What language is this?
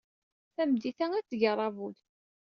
Kabyle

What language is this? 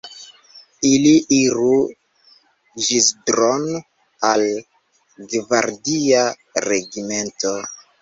Esperanto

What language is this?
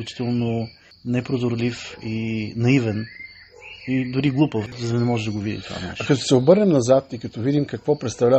Bulgarian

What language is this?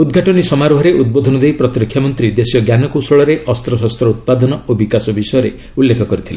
Odia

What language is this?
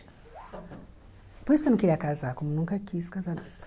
Portuguese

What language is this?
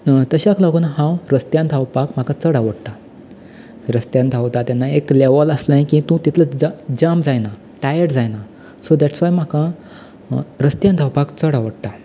Konkani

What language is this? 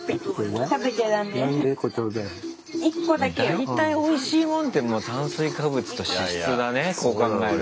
Japanese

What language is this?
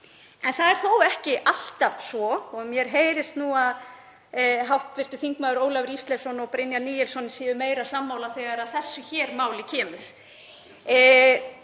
Icelandic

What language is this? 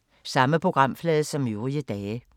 Danish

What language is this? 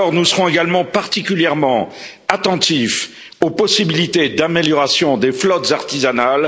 French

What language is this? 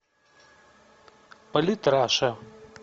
Russian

